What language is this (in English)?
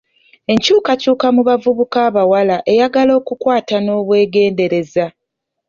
Ganda